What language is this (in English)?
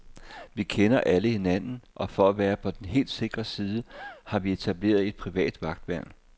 Danish